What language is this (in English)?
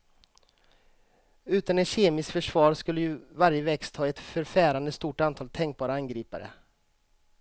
Swedish